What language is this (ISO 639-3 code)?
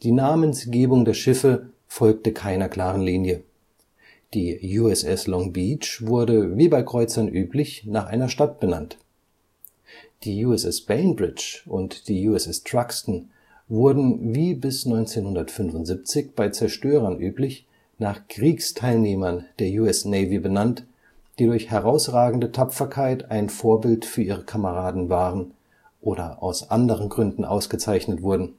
deu